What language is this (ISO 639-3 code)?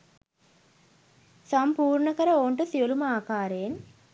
sin